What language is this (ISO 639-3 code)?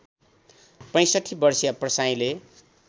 nep